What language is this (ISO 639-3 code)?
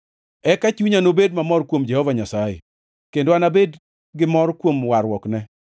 luo